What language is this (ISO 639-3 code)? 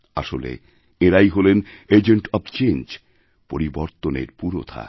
ben